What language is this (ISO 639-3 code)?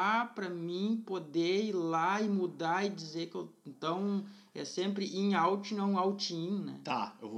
por